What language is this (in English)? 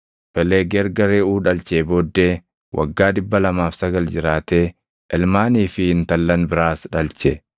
Oromo